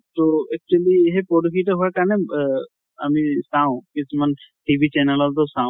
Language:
Assamese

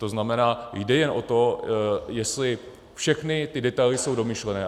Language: Czech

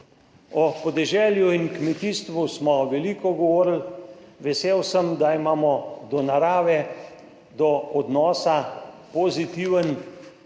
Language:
Slovenian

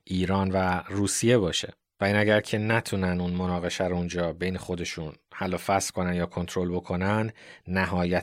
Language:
Persian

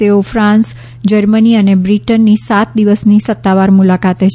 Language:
Gujarati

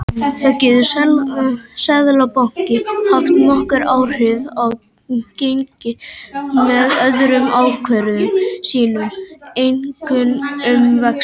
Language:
Icelandic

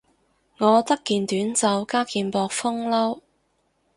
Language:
Cantonese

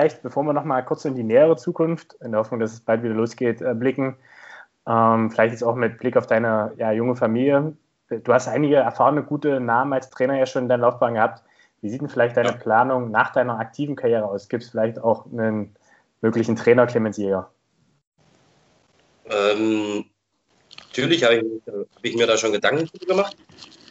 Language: German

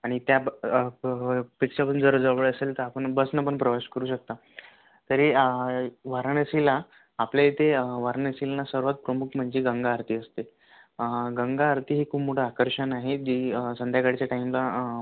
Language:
Marathi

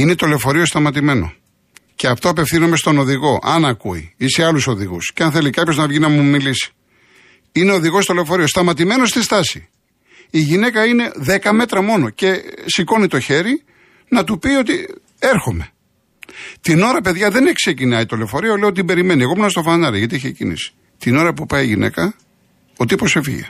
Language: Greek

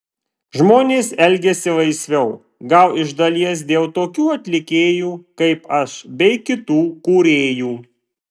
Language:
Lithuanian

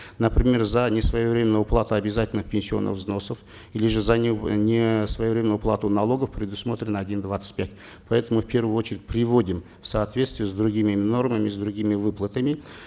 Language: Kazakh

